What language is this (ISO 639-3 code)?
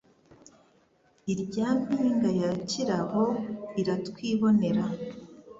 kin